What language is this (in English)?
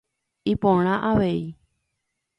Guarani